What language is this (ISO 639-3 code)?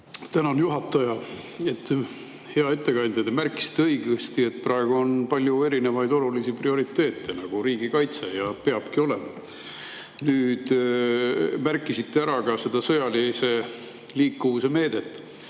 est